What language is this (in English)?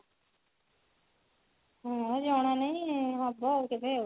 Odia